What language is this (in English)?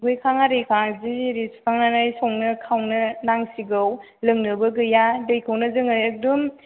Bodo